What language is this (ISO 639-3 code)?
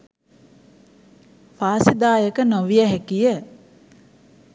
sin